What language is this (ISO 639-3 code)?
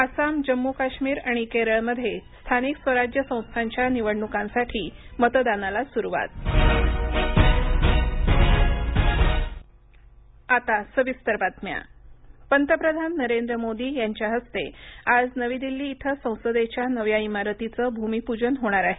mar